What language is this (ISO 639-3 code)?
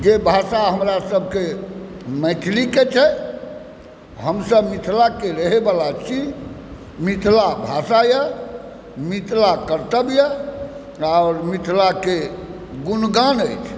mai